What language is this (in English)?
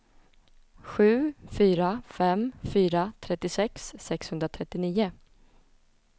Swedish